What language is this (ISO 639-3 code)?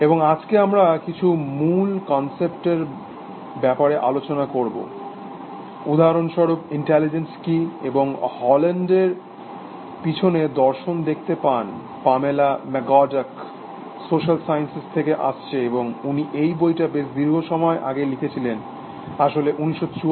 ben